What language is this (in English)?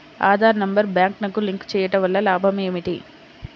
Telugu